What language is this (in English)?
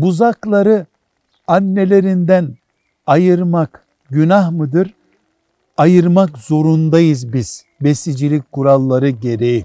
Turkish